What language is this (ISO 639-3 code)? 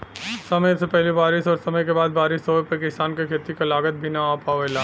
bho